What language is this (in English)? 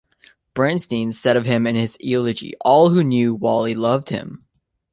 English